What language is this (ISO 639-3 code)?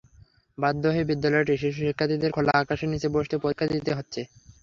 ben